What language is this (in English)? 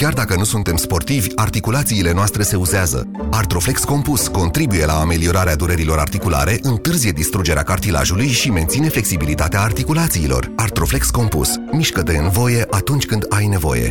Romanian